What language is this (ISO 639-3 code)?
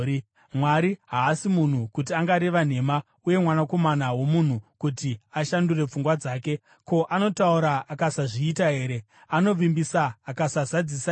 sna